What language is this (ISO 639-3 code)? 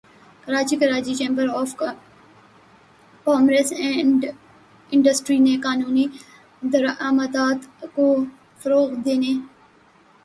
urd